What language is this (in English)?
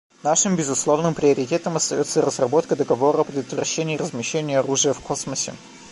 Russian